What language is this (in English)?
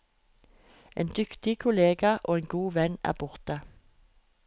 Norwegian